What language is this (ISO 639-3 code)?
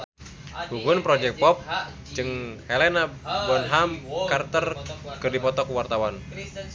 sun